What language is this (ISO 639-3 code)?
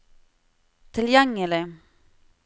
nor